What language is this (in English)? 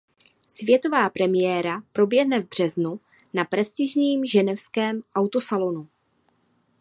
Czech